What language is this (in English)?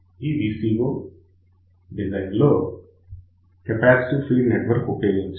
Telugu